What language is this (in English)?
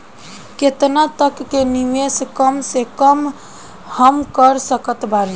Bhojpuri